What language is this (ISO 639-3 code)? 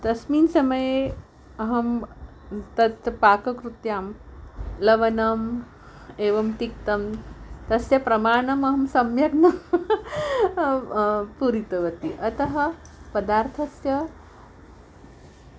san